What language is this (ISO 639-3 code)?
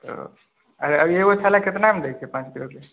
mai